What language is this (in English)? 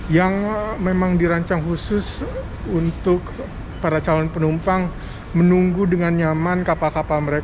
Indonesian